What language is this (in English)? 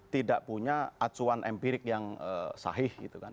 Indonesian